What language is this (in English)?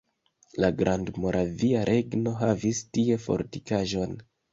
Esperanto